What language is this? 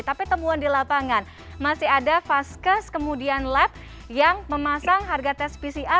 Indonesian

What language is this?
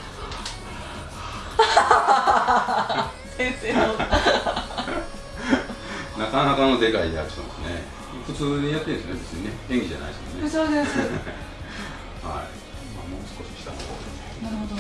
Japanese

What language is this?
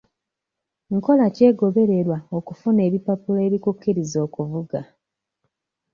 Ganda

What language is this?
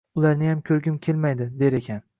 Uzbek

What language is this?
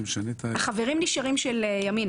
Hebrew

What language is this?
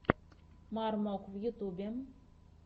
Russian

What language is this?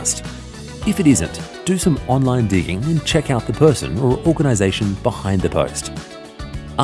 English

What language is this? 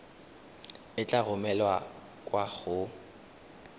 Tswana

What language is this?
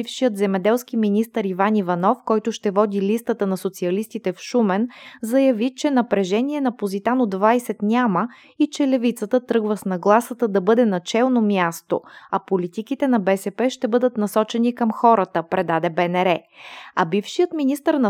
Bulgarian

